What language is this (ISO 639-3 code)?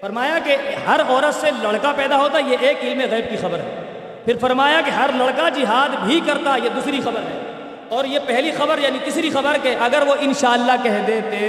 urd